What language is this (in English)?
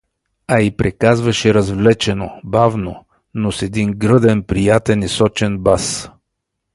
Bulgarian